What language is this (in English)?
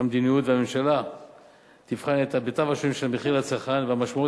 Hebrew